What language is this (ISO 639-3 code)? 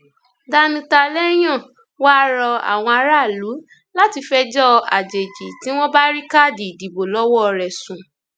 yor